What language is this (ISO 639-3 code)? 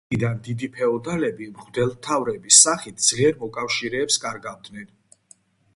kat